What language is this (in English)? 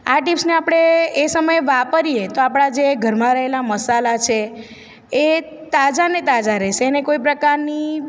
Gujarati